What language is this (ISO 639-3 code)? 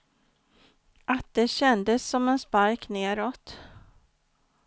swe